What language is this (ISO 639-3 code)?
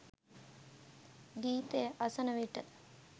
sin